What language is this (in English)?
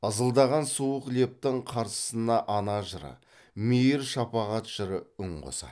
Kazakh